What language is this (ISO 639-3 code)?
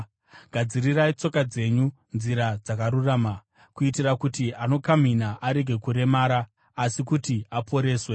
sna